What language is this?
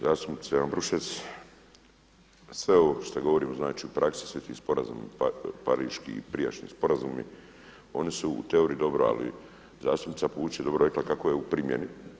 Croatian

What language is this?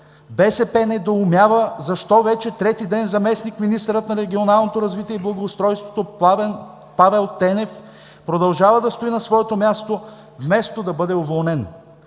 Bulgarian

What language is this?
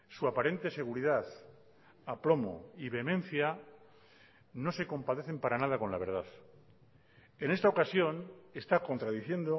Spanish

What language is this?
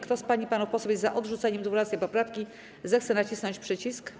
Polish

